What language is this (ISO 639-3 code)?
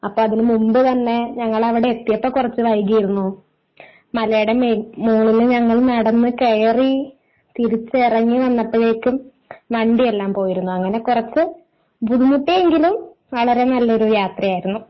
mal